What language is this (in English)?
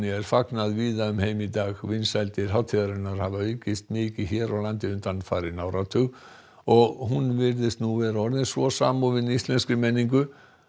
Icelandic